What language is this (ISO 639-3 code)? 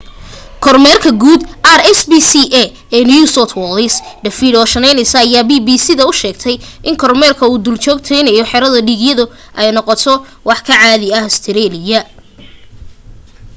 som